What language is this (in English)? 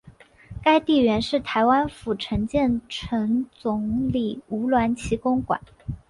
Chinese